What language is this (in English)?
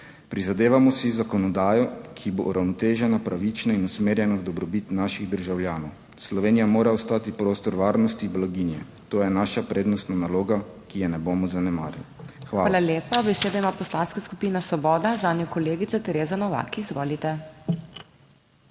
Slovenian